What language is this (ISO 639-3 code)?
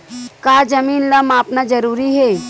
hne